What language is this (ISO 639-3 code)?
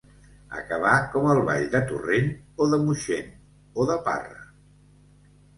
cat